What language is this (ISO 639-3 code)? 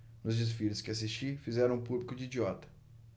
por